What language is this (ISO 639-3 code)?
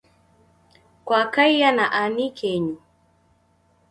dav